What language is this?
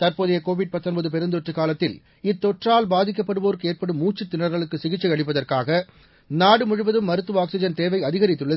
Tamil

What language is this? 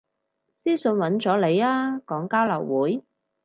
Cantonese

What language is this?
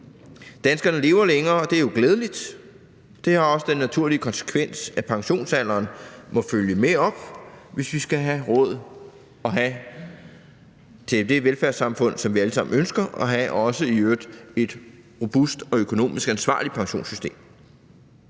Danish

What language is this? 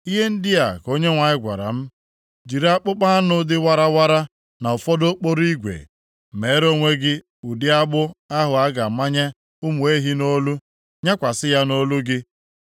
Igbo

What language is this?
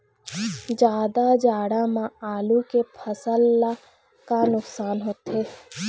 Chhattisgarhi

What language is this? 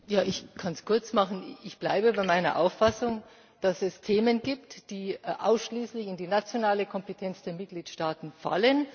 German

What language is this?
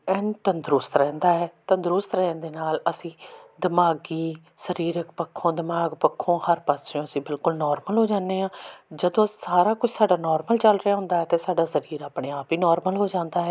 Punjabi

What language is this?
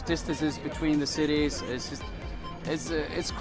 Indonesian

